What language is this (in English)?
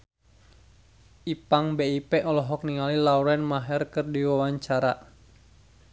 Sundanese